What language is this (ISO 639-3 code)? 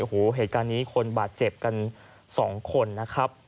tha